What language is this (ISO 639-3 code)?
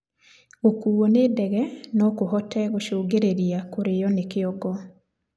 kik